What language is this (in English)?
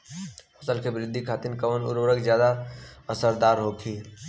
Bhojpuri